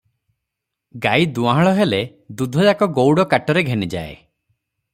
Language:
Odia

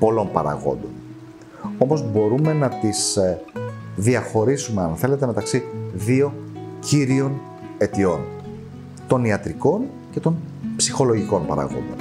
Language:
Greek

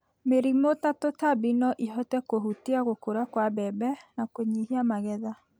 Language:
Kikuyu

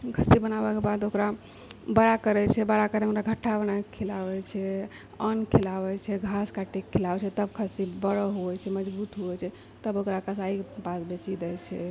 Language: Maithili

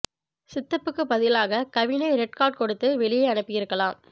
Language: Tamil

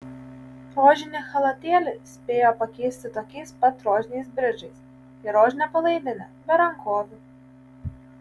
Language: Lithuanian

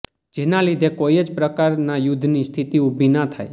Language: Gujarati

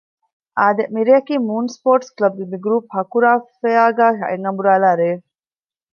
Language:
Divehi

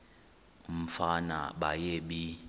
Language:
Xhosa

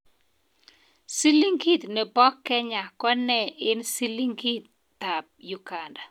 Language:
Kalenjin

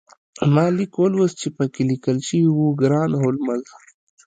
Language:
Pashto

